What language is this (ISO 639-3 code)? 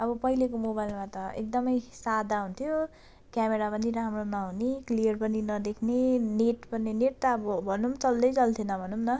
nep